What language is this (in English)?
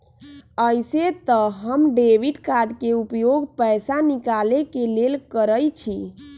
Magahi